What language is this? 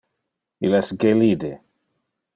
Interlingua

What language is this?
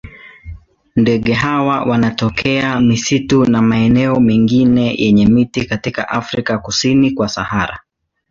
Swahili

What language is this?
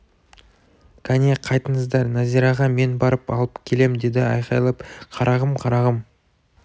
Kazakh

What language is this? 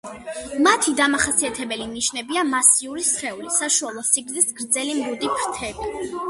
Georgian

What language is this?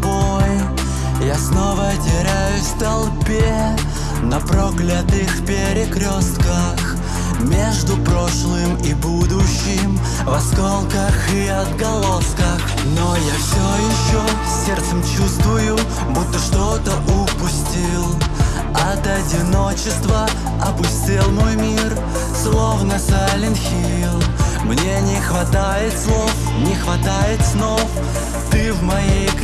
Russian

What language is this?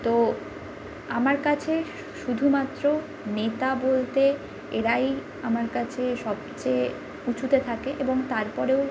Bangla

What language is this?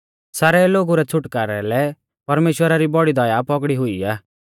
Mahasu Pahari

